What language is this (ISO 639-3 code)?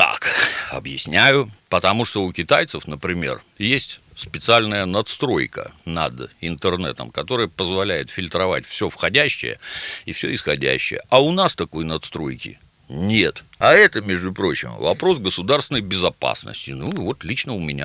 rus